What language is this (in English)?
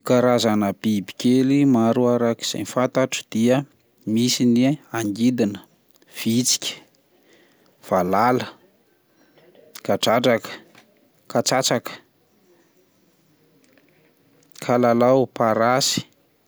Malagasy